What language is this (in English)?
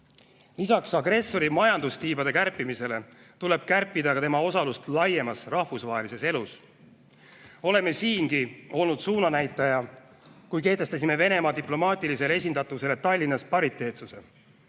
Estonian